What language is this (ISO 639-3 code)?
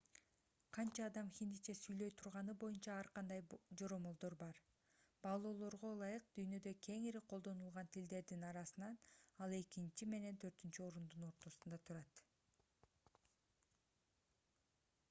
kir